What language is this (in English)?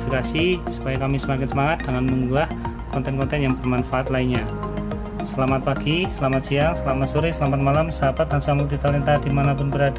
Indonesian